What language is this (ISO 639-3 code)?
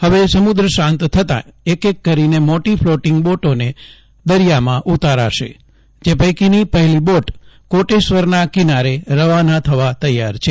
guj